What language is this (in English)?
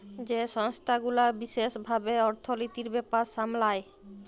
Bangla